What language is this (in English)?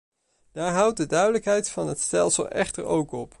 Dutch